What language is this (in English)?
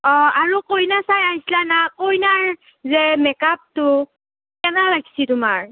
Assamese